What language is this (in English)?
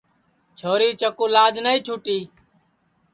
Sansi